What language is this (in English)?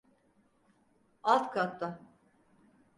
Turkish